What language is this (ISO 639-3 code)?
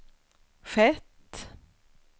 swe